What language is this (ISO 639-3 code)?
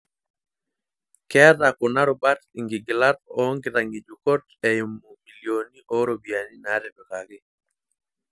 mas